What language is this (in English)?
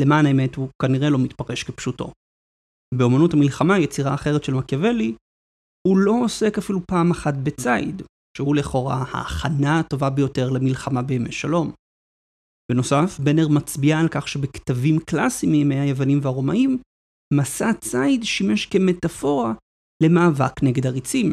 Hebrew